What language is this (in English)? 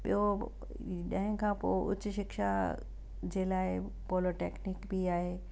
Sindhi